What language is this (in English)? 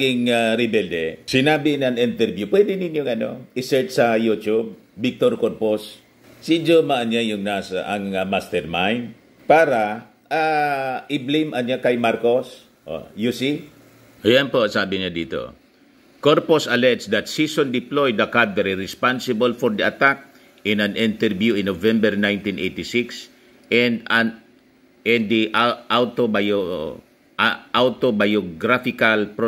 Filipino